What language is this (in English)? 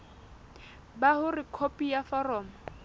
Southern Sotho